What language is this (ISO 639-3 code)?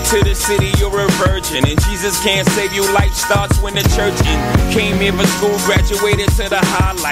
pol